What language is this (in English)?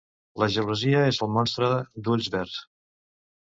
Catalan